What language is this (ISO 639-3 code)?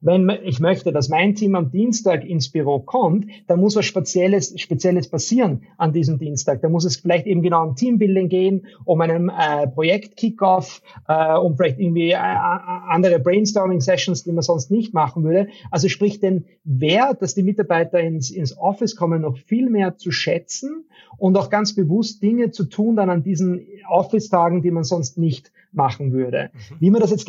deu